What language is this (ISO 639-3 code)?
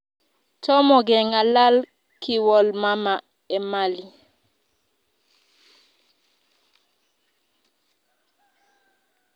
kln